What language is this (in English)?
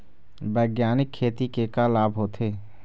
Chhattisgarhi